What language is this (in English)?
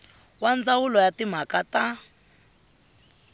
Tsonga